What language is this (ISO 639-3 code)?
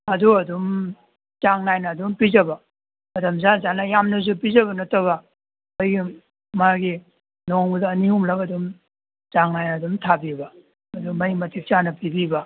mni